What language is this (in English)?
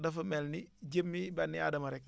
Wolof